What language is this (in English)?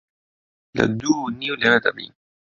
Central Kurdish